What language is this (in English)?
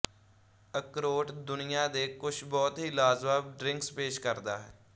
Punjabi